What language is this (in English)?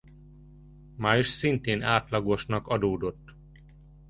Hungarian